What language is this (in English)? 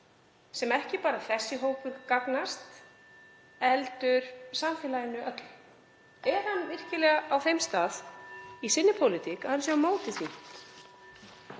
Icelandic